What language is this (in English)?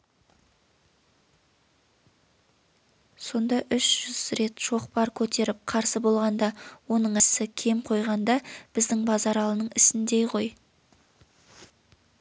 Kazakh